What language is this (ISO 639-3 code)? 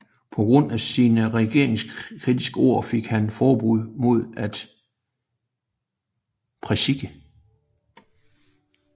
dan